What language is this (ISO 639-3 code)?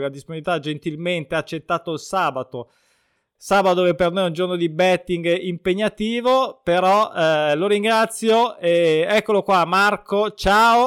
ita